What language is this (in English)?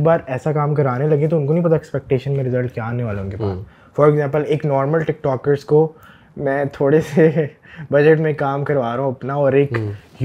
Urdu